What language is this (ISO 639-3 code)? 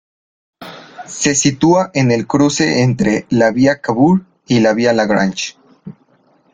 spa